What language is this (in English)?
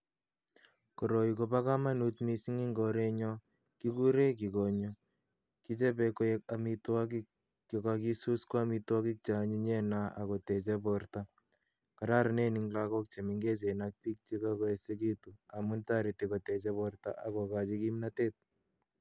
Kalenjin